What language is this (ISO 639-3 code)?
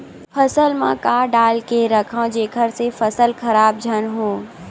hne